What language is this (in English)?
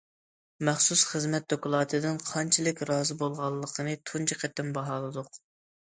Uyghur